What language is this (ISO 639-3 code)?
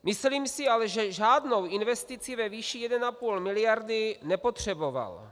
ces